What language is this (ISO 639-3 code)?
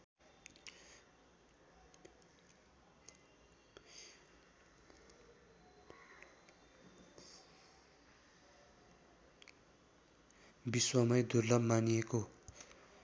nep